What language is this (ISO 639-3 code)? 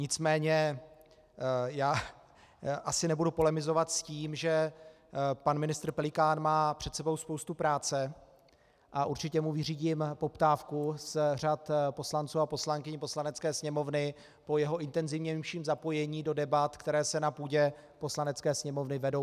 ces